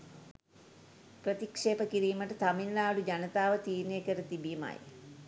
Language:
Sinhala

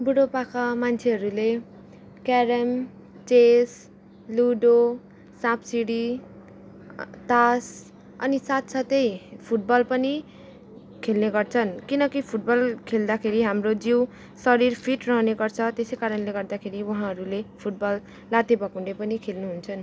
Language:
Nepali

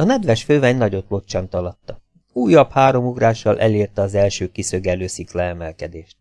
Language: Hungarian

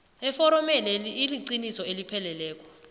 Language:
South Ndebele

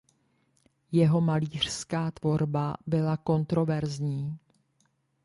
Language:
Czech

